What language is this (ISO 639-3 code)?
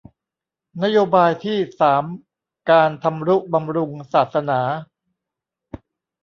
tha